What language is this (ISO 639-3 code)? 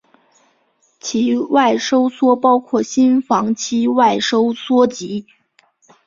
zho